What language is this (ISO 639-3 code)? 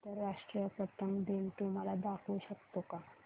mar